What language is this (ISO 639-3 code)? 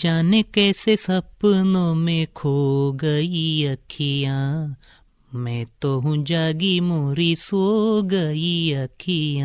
kan